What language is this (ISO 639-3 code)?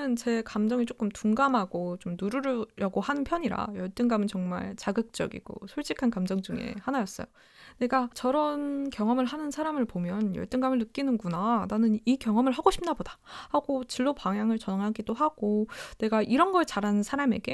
kor